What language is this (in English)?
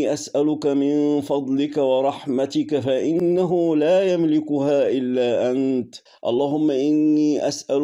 Arabic